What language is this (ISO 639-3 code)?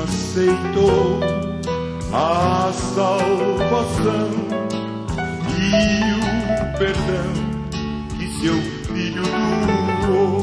ron